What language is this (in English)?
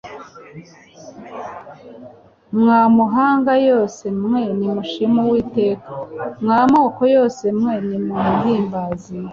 Kinyarwanda